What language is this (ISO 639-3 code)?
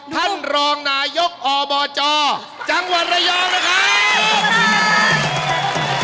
tha